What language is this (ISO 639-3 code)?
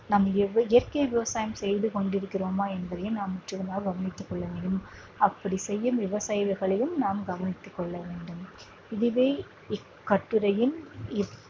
tam